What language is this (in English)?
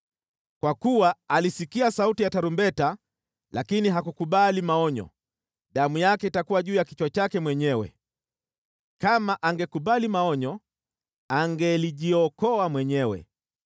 Swahili